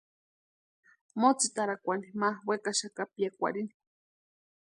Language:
Western Highland Purepecha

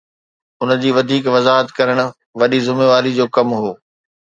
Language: Sindhi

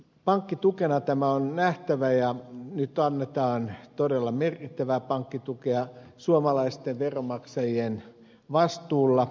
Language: Finnish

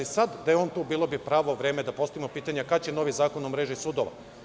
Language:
Serbian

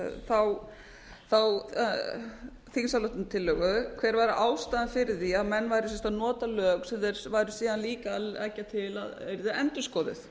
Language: Icelandic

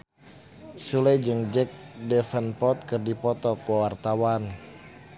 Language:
Sundanese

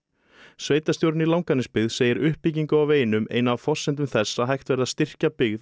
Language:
Icelandic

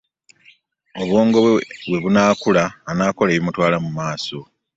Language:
Ganda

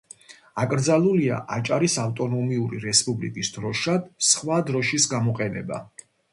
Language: Georgian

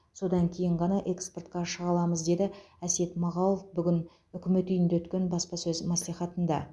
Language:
Kazakh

